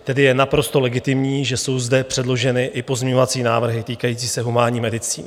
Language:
Czech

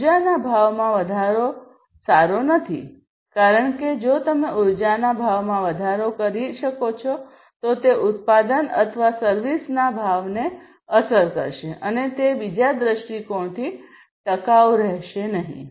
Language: Gujarati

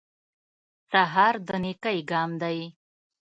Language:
Pashto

